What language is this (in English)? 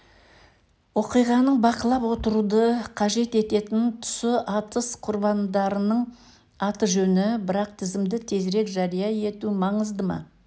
Kazakh